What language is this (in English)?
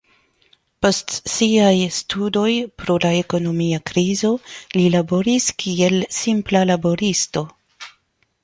Esperanto